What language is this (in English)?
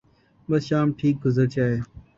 Urdu